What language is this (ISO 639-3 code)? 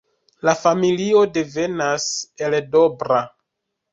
epo